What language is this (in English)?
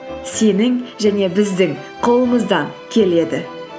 Kazakh